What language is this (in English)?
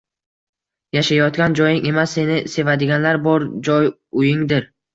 Uzbek